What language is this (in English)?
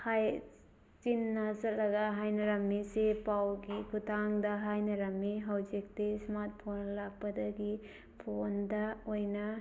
Manipuri